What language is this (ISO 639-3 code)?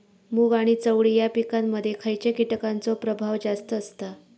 mar